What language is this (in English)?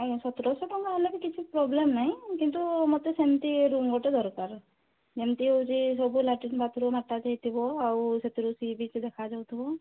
Odia